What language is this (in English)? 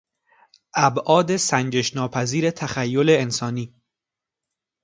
Persian